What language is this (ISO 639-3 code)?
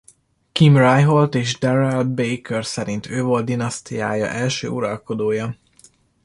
hun